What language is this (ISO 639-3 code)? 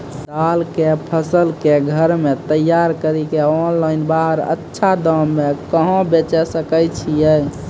mai